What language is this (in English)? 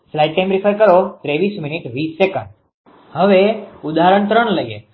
Gujarati